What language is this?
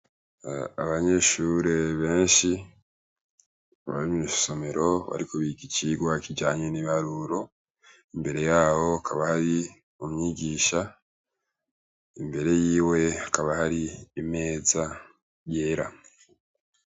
Rundi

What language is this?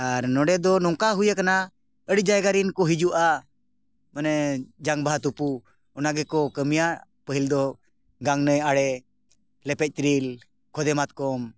Santali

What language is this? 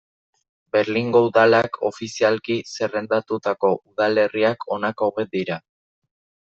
Basque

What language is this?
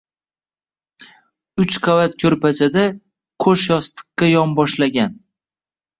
Uzbek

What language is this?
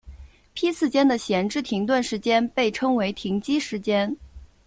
Chinese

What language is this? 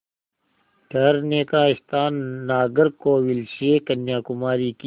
Hindi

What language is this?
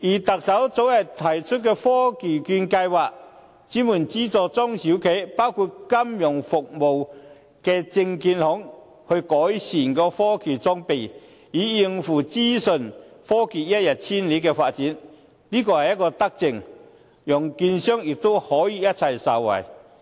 Cantonese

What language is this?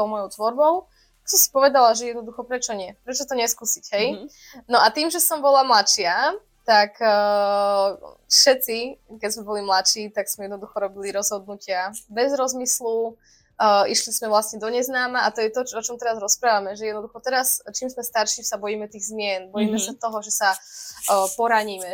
Slovak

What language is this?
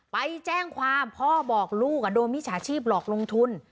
Thai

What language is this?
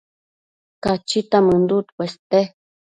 Matsés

